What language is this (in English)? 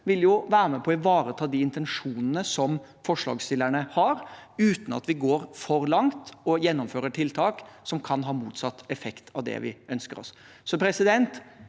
Norwegian